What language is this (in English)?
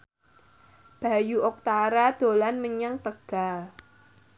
Javanese